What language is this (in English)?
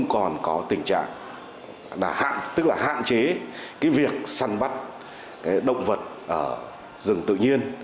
Vietnamese